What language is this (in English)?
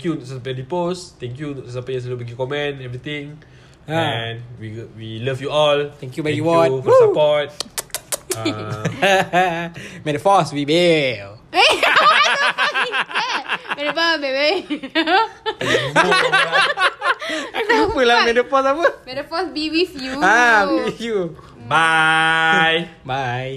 Malay